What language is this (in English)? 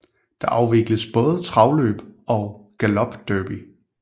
Danish